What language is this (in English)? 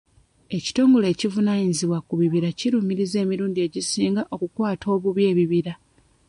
Ganda